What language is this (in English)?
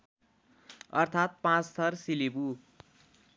Nepali